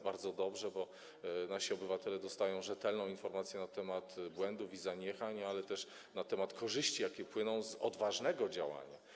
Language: Polish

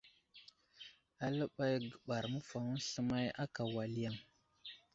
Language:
Wuzlam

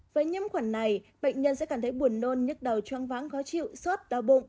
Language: Vietnamese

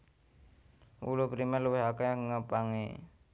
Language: Javanese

